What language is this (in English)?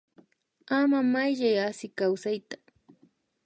Imbabura Highland Quichua